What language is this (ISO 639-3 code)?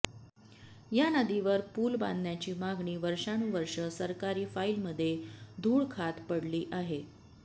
mar